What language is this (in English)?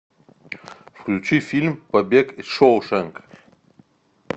Russian